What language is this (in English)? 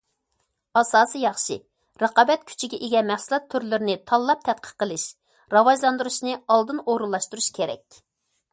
Uyghur